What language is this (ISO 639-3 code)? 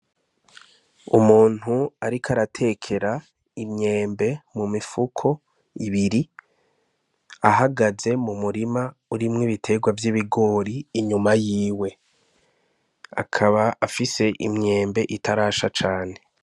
run